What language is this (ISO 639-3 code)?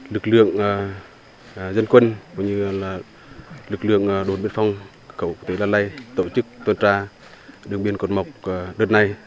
vie